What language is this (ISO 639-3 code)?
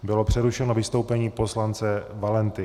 ces